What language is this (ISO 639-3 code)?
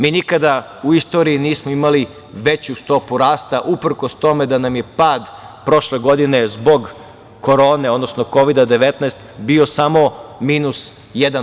srp